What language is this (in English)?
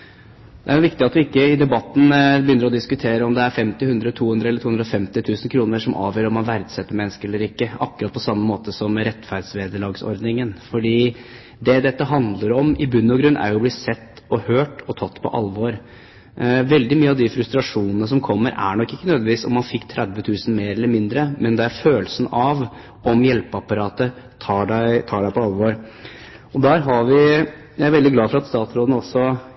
Norwegian Bokmål